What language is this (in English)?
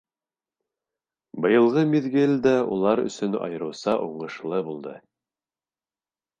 Bashkir